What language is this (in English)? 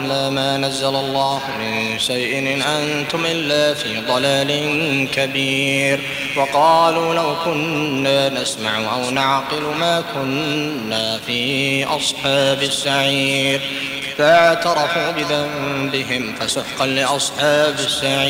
Arabic